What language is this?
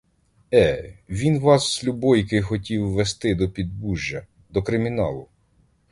Ukrainian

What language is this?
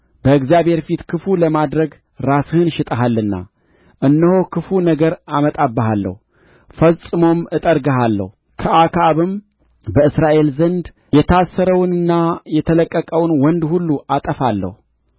Amharic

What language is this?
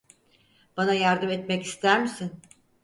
Turkish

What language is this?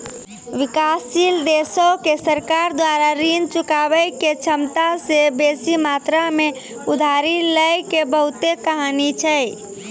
Maithili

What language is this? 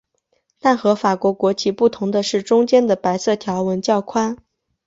Chinese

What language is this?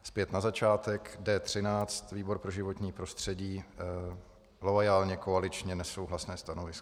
Czech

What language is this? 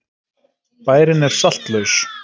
Icelandic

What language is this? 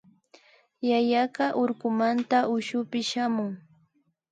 Imbabura Highland Quichua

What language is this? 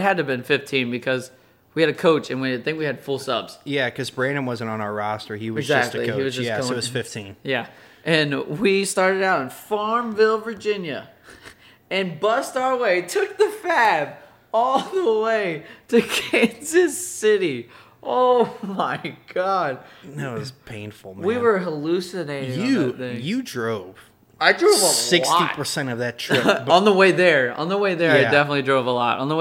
English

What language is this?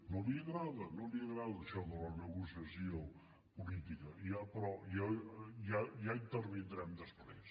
Catalan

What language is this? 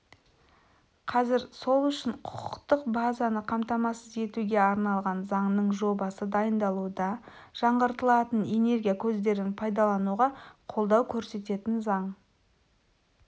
Kazakh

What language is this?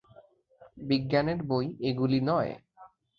Bangla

